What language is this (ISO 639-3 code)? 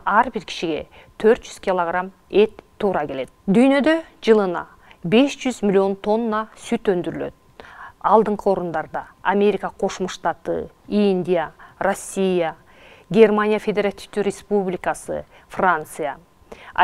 tur